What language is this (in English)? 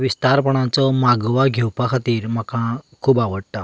Konkani